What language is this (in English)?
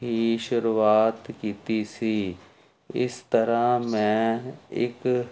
Punjabi